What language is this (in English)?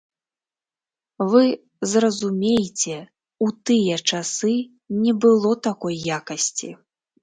Belarusian